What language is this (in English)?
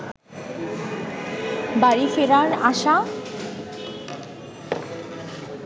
Bangla